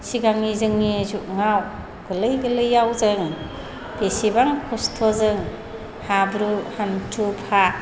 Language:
Bodo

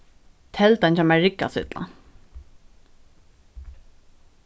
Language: Faroese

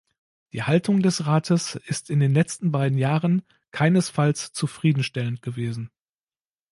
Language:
German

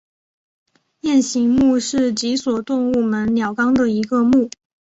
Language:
Chinese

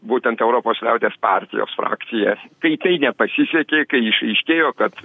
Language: Lithuanian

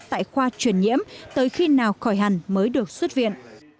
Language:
Vietnamese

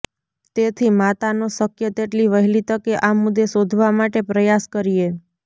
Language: Gujarati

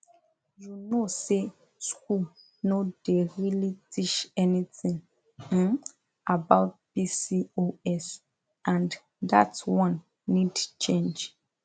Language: Nigerian Pidgin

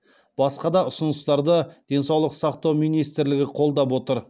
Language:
Kazakh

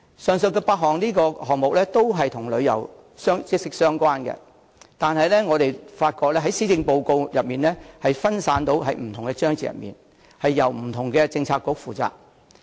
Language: Cantonese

